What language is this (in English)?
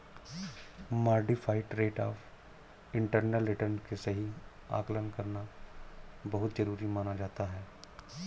Hindi